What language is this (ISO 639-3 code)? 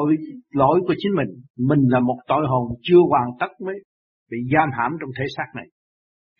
vie